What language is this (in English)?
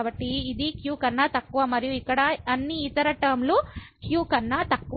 Telugu